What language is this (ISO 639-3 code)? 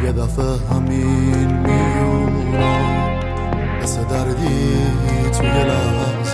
fas